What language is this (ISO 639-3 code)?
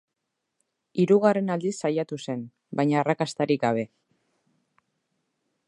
eus